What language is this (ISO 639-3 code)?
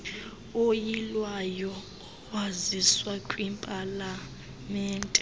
xho